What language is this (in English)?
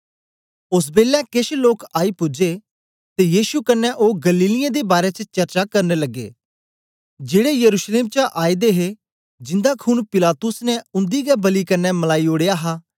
Dogri